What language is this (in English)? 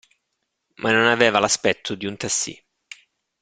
Italian